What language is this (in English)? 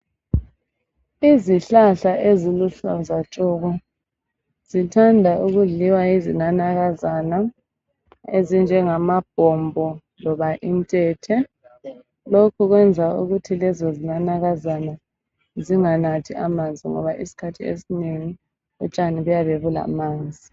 North Ndebele